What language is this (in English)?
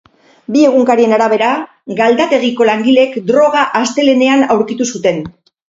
Basque